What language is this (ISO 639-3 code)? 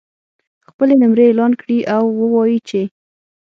pus